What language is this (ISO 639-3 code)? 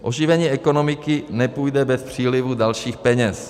ces